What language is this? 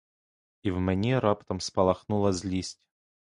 Ukrainian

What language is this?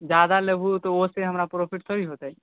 Maithili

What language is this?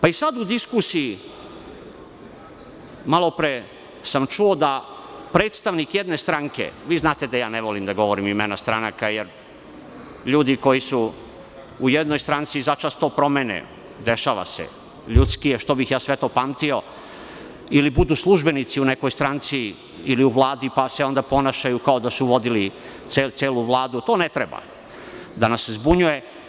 Serbian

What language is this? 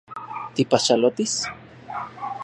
Central Puebla Nahuatl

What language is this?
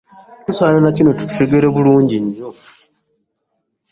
Ganda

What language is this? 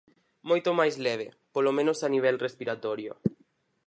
Galician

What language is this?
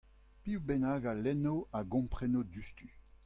Breton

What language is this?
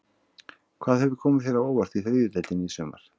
Icelandic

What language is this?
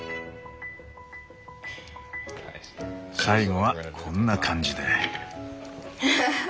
Japanese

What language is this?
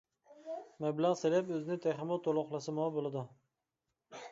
Uyghur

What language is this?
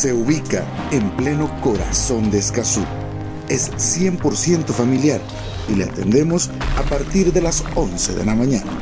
Spanish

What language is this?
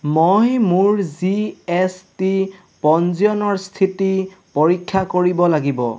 Assamese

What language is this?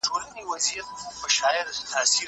Pashto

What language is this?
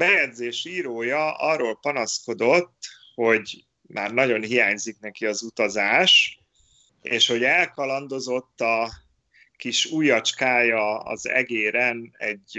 Hungarian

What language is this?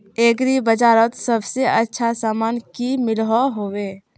Magahi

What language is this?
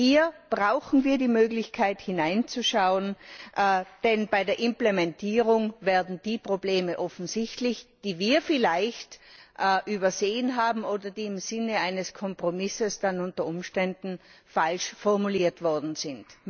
German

